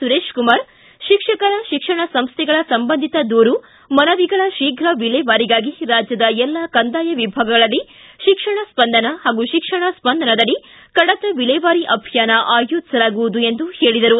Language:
Kannada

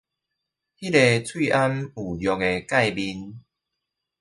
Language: Chinese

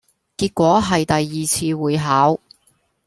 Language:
Cantonese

